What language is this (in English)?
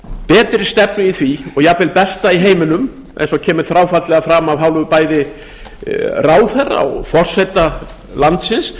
Icelandic